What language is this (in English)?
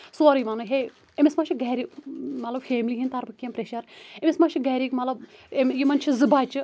Kashmiri